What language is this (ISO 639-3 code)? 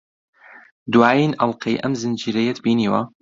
ckb